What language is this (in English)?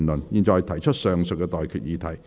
Cantonese